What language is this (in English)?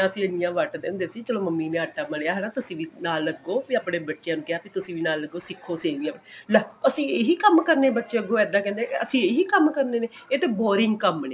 Punjabi